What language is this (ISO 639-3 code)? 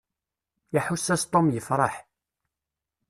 kab